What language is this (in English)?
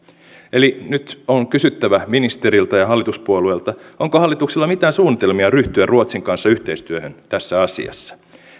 Finnish